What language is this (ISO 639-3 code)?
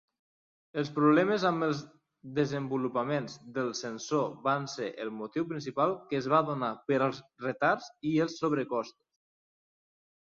cat